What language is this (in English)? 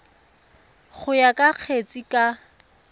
Tswana